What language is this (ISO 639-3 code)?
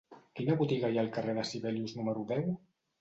cat